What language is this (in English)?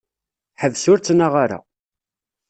Kabyle